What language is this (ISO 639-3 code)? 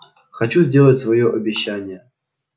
rus